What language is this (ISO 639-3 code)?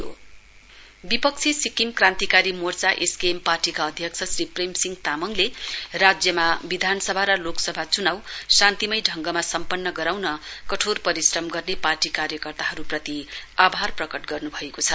nep